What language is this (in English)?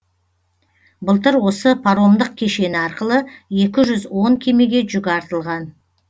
Kazakh